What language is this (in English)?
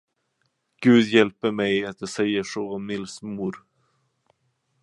Swedish